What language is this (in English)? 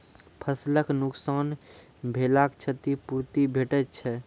Maithili